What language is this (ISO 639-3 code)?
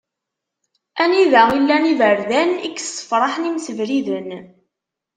kab